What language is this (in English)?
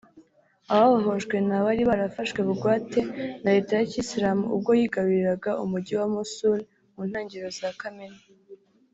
Kinyarwanda